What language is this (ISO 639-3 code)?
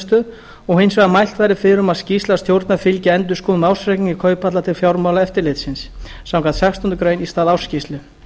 isl